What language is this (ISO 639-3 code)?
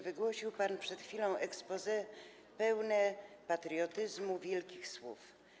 pol